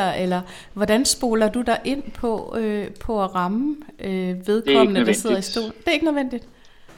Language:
Danish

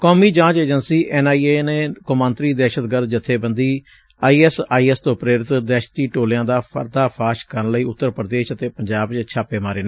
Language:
Punjabi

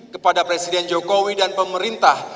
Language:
Indonesian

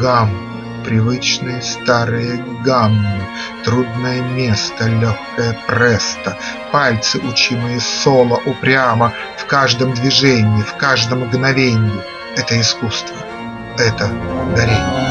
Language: Russian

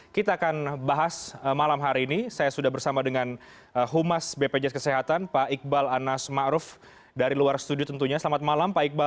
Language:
Indonesian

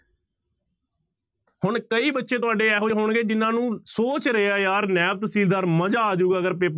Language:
Punjabi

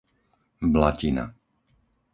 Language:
Slovak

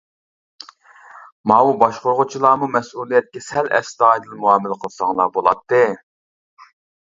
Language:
Uyghur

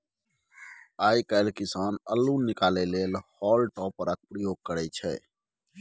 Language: Maithili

